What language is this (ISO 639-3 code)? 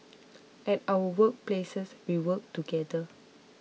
eng